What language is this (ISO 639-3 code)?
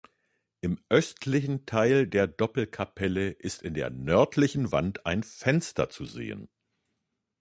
deu